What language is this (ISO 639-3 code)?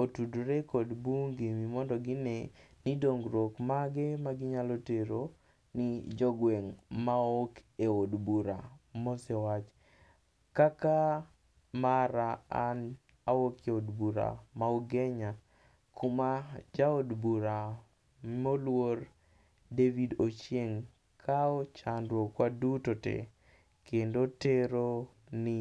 luo